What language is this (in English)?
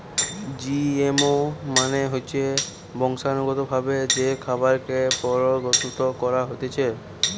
Bangla